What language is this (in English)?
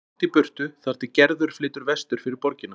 Icelandic